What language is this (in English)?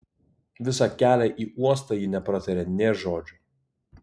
Lithuanian